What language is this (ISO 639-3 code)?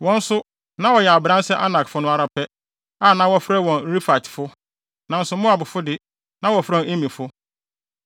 aka